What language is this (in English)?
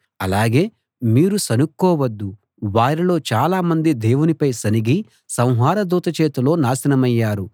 Telugu